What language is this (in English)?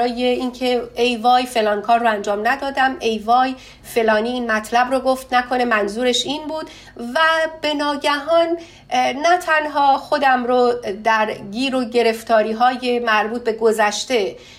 Persian